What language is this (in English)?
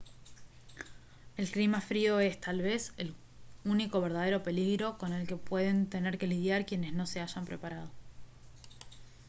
Spanish